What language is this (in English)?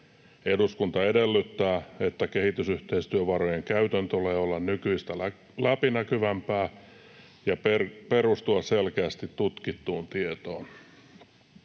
Finnish